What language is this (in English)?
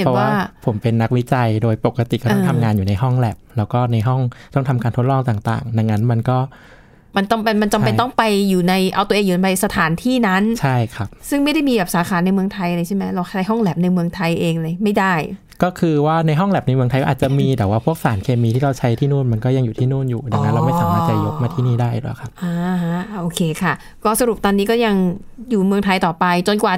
Thai